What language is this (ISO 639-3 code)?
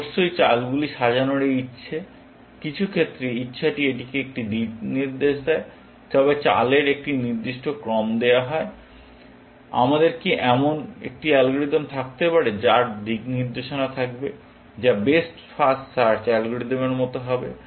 ben